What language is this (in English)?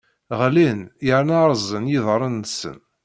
Kabyle